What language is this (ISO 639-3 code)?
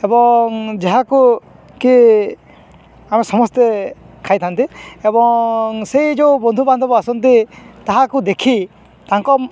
ori